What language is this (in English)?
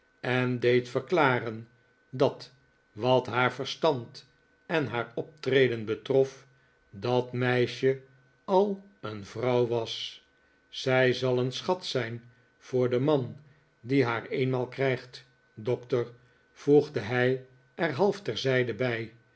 Dutch